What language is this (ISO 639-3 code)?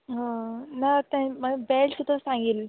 kok